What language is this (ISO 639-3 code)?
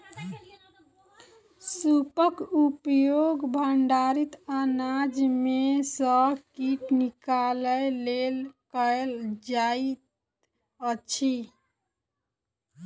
mai